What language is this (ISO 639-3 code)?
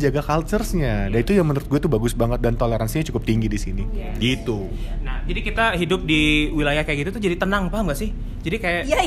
ind